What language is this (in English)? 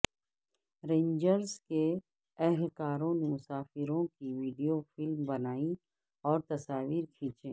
Urdu